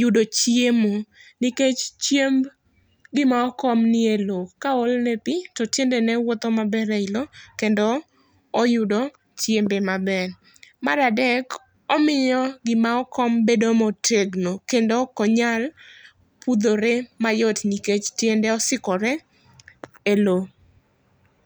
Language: Luo (Kenya and Tanzania)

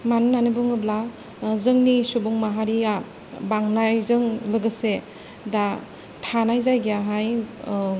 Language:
Bodo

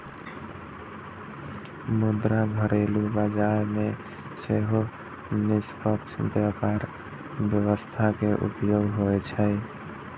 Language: Maithili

